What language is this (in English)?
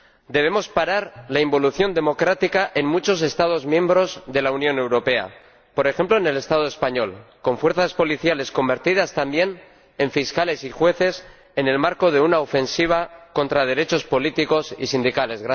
Spanish